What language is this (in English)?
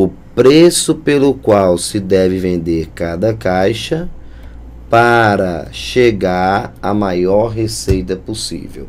Portuguese